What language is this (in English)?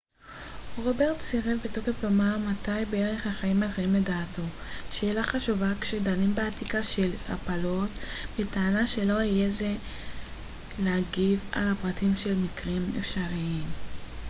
Hebrew